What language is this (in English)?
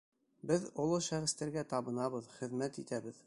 Bashkir